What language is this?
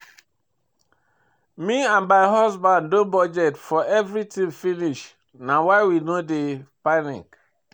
Nigerian Pidgin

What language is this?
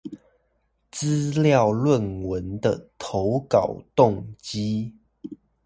Chinese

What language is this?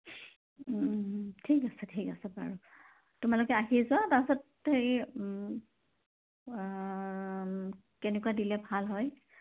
Assamese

